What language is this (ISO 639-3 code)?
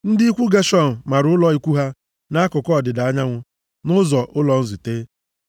ibo